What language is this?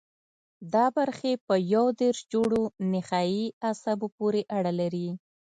Pashto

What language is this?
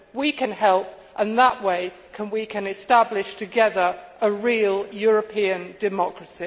English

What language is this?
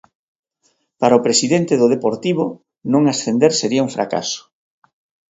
Galician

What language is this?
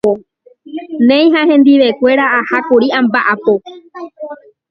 Guarani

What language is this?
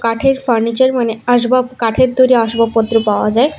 Bangla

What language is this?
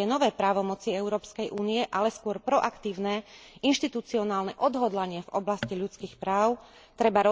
Slovak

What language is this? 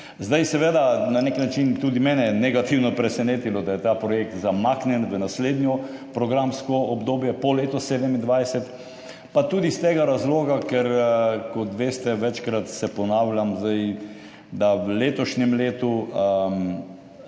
Slovenian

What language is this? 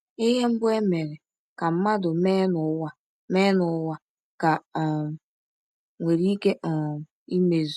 Igbo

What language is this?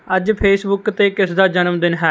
Punjabi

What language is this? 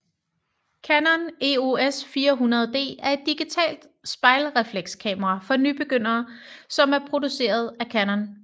Danish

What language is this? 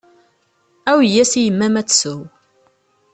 Kabyle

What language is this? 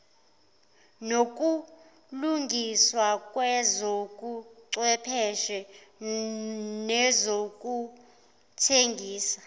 Zulu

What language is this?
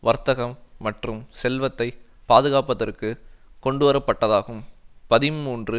Tamil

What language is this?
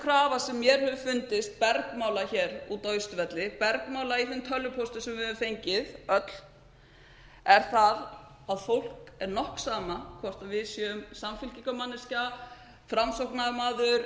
Icelandic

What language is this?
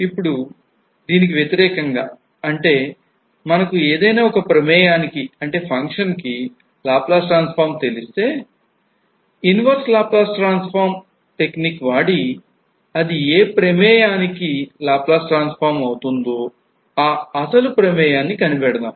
Telugu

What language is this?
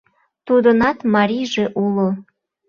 Mari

